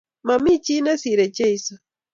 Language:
Kalenjin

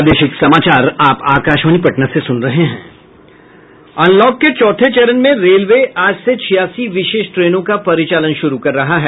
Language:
Hindi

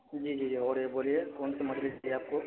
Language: Urdu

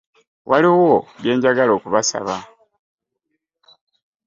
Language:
Ganda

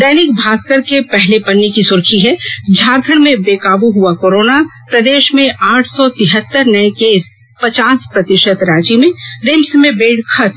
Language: Hindi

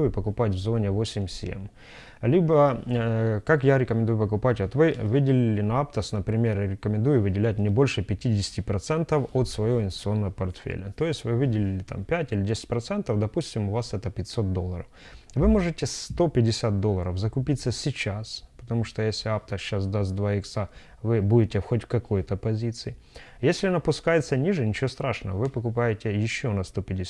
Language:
Russian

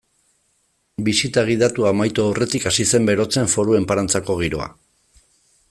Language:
Basque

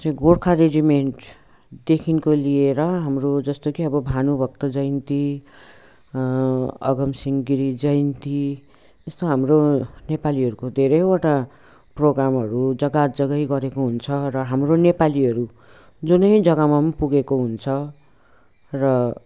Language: Nepali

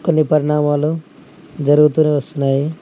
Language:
Telugu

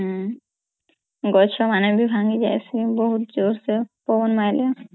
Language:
Odia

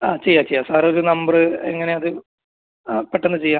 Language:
Malayalam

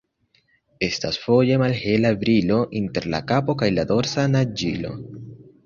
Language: Esperanto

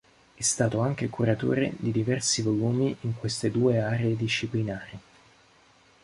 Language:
Italian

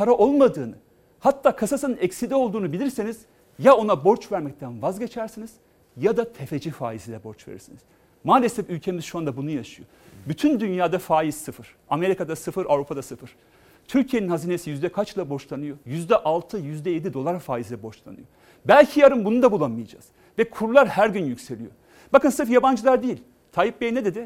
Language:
Turkish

